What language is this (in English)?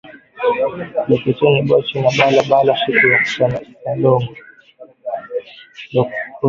Swahili